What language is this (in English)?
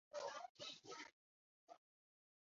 Chinese